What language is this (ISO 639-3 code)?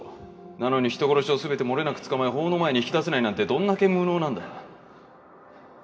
jpn